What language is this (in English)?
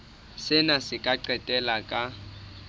Southern Sotho